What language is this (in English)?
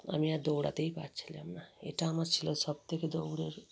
Bangla